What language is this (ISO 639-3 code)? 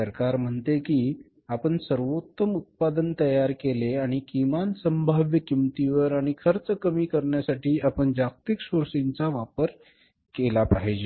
mar